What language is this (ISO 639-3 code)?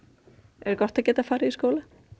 isl